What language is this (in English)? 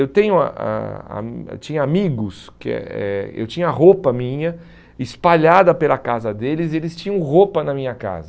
Portuguese